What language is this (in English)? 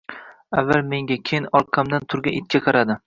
Uzbek